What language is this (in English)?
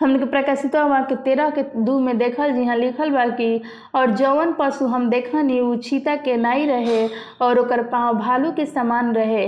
Hindi